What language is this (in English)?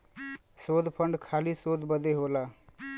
Bhojpuri